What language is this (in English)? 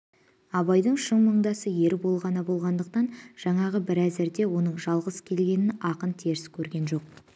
Kazakh